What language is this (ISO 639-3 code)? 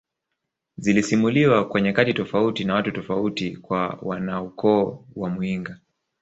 swa